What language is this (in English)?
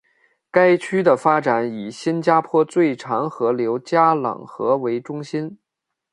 Chinese